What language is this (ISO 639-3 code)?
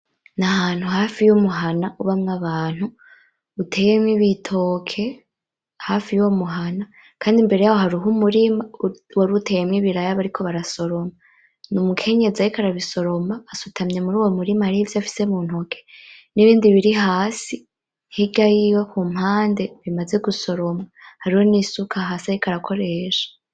run